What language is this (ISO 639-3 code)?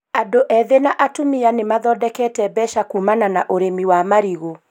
kik